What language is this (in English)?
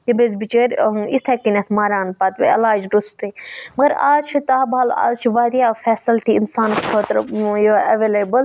Kashmiri